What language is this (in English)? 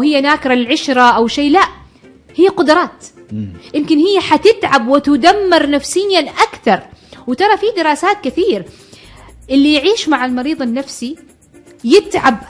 Arabic